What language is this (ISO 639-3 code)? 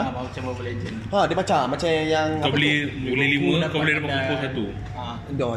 msa